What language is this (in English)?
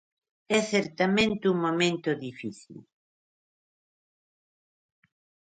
Galician